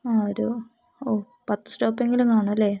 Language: Malayalam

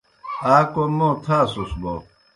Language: Kohistani Shina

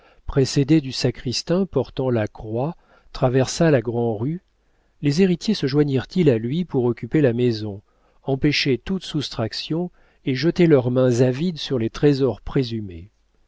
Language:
French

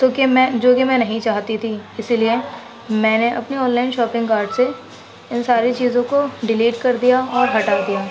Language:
Urdu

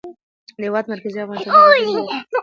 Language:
Pashto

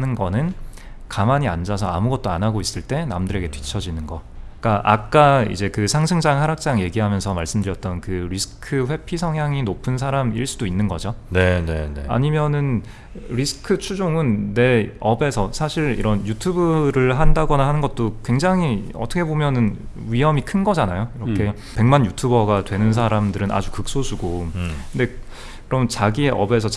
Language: Korean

